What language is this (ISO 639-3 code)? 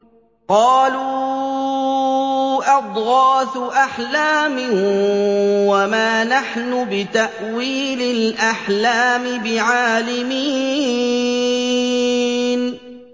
ara